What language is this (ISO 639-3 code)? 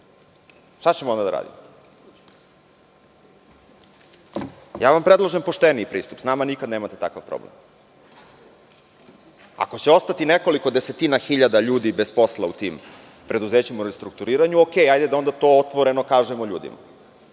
srp